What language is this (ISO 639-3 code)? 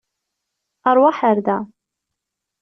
kab